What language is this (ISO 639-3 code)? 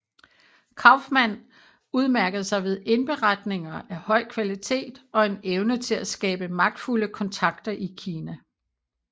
dan